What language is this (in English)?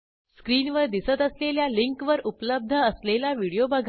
Marathi